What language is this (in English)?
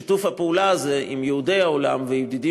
Hebrew